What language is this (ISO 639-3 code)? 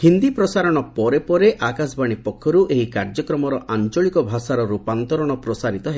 ori